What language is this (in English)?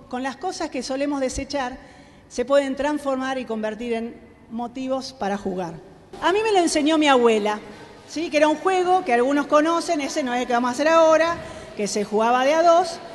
Spanish